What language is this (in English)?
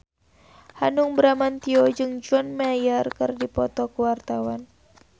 Sundanese